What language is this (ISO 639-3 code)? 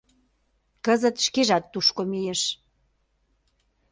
chm